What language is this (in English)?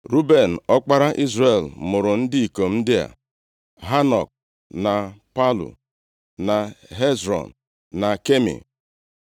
Igbo